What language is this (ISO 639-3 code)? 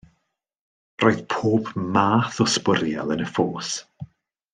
cym